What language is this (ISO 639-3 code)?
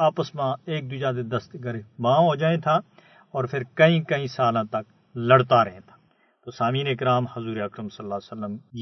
urd